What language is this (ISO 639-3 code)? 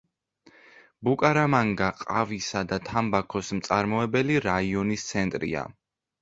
kat